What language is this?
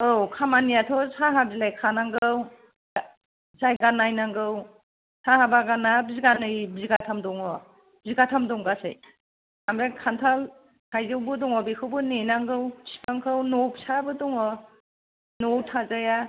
Bodo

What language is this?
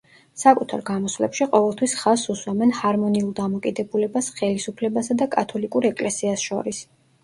Georgian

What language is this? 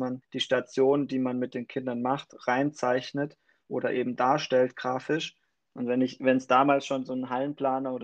German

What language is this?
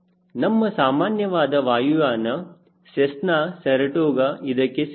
Kannada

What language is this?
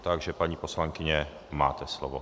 Czech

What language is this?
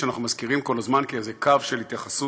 Hebrew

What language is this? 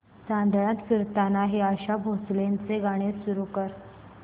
Marathi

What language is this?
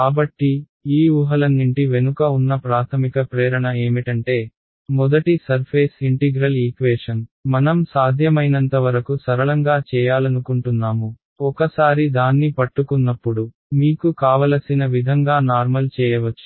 Telugu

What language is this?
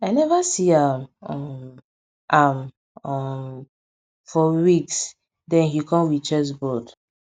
Nigerian Pidgin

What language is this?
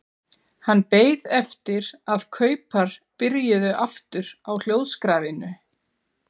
Icelandic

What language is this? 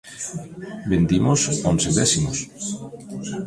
Galician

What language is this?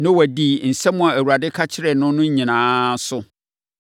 Akan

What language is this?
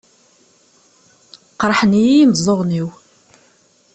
Kabyle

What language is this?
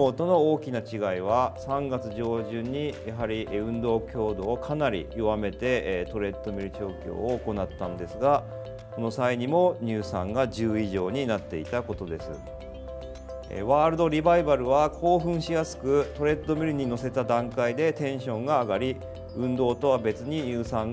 Japanese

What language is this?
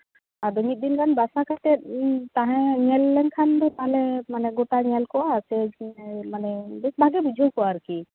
Santali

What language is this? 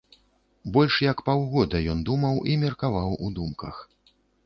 Belarusian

